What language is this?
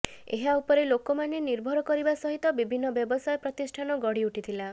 Odia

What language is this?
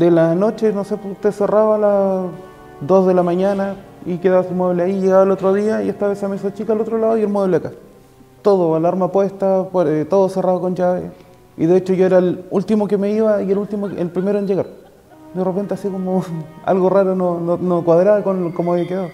Spanish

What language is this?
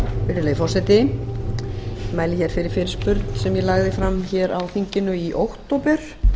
Icelandic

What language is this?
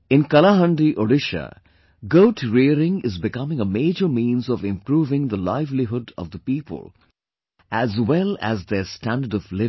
English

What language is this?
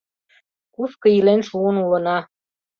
Mari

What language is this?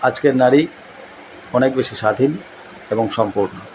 Bangla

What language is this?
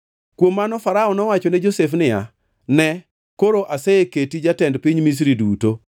Luo (Kenya and Tanzania)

